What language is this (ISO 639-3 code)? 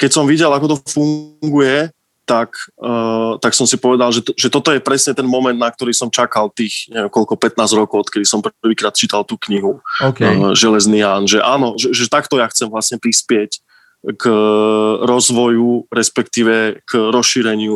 slk